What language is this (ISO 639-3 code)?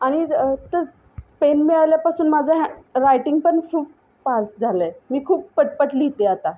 mar